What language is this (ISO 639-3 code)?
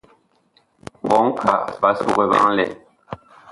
bkh